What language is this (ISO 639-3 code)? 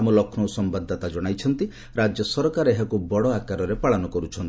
ori